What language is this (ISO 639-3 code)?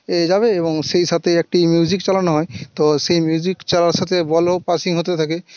ben